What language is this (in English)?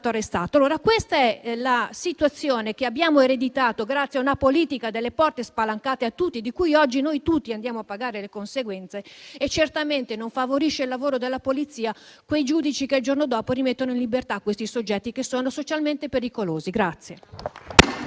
Italian